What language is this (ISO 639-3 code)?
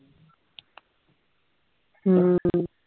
pan